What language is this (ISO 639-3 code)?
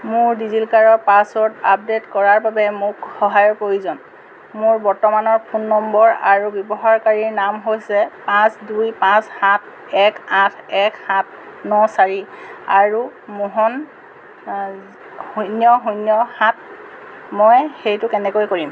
asm